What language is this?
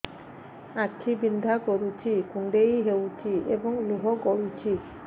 Odia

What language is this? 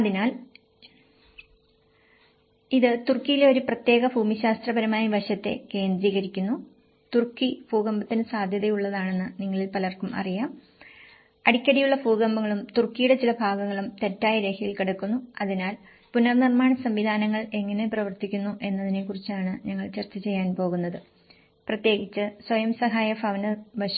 Malayalam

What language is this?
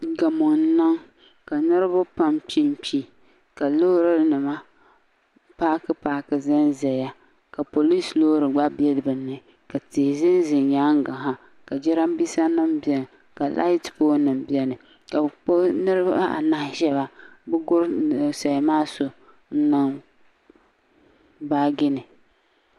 Dagbani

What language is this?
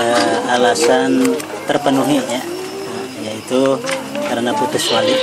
Indonesian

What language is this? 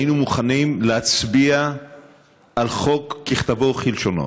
Hebrew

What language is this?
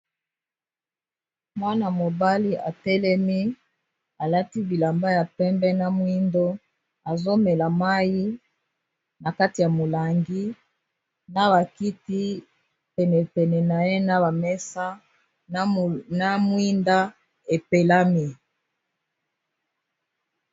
Lingala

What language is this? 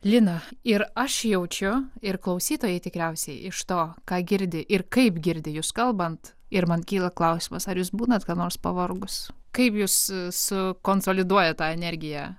Lithuanian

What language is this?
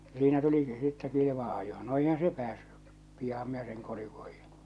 Finnish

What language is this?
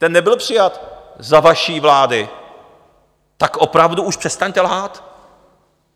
Czech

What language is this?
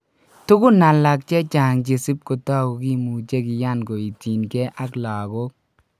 Kalenjin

